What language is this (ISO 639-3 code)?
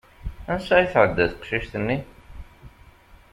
kab